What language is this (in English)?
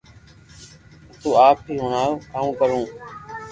Loarki